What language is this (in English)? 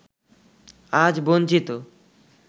Bangla